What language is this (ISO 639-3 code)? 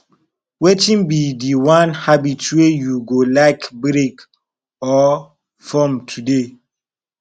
pcm